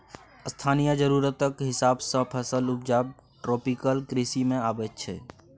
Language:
Maithili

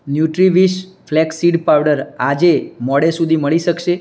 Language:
Gujarati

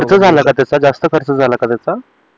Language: Marathi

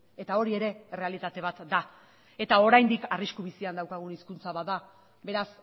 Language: Basque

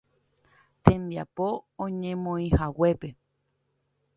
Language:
Guarani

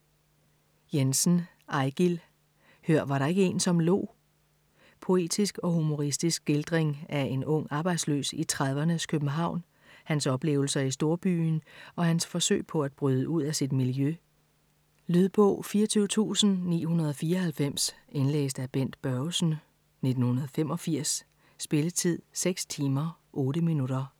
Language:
Danish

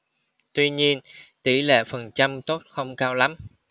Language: Vietnamese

